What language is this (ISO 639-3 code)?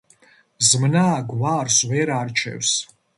kat